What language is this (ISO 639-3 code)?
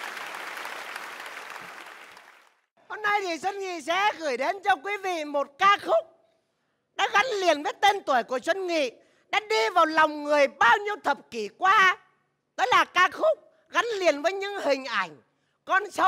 vie